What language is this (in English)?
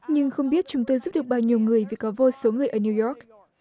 Vietnamese